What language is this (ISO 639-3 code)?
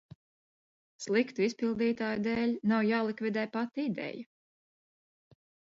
lav